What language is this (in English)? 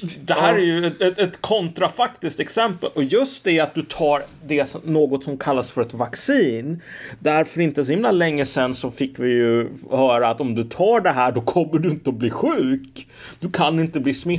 Swedish